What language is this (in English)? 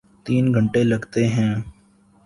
Urdu